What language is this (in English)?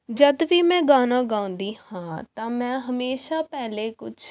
Punjabi